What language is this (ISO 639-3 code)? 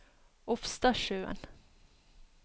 nor